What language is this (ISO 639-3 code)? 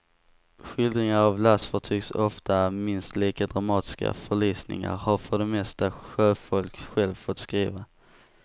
swe